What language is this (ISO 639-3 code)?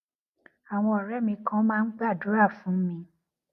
yor